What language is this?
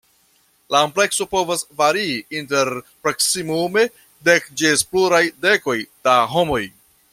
Esperanto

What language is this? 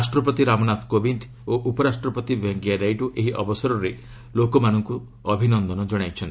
Odia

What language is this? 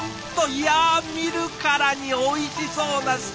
Japanese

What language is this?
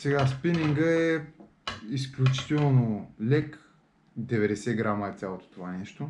Bulgarian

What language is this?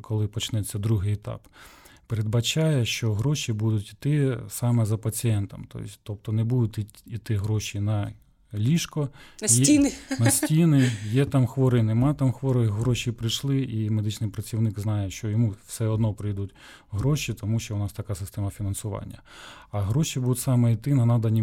Ukrainian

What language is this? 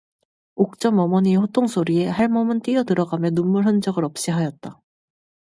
Korean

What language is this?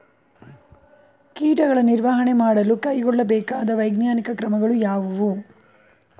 Kannada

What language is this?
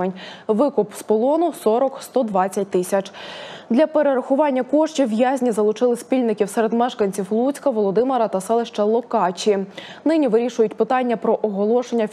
Ukrainian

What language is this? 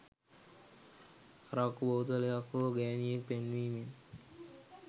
Sinhala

